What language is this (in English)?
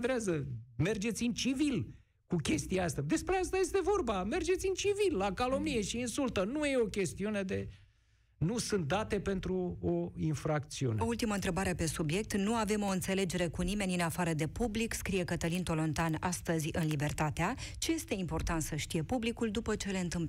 Romanian